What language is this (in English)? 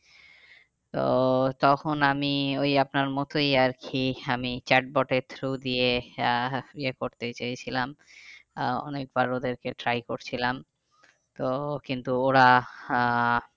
Bangla